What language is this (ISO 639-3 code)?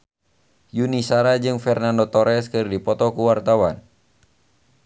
sun